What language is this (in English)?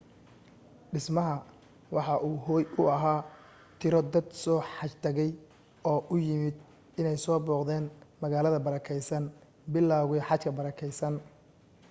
Somali